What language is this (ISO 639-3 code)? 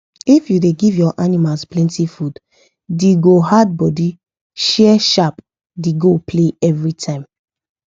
pcm